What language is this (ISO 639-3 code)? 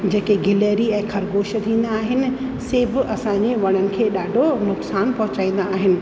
snd